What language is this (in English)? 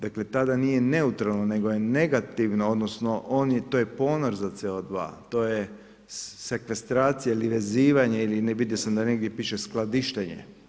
Croatian